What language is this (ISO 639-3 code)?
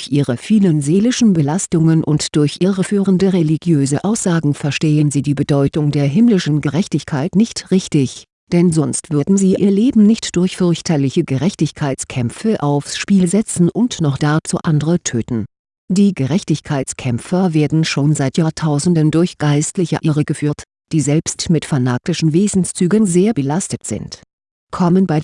deu